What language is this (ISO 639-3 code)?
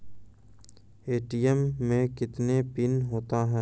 mai